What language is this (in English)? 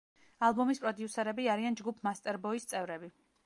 Georgian